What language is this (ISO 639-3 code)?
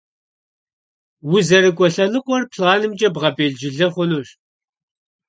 kbd